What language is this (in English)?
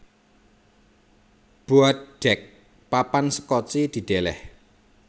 Javanese